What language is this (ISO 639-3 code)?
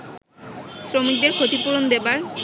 ben